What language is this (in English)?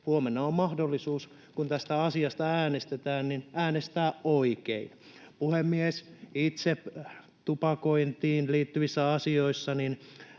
Finnish